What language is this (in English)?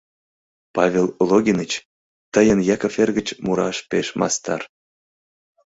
Mari